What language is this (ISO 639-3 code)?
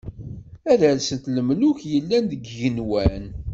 kab